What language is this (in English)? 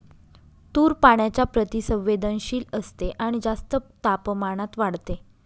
Marathi